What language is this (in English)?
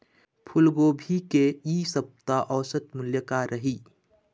Chhattisgarhi